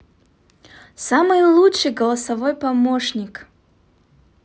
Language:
Russian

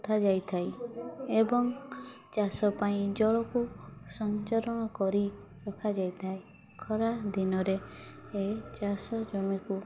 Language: Odia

